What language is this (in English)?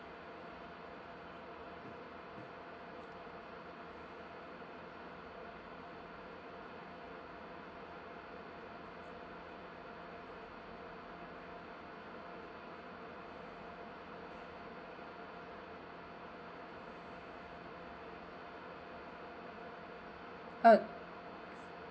English